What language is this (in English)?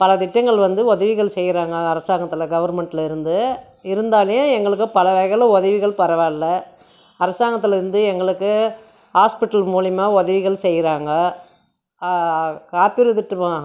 Tamil